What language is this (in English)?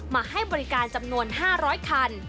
Thai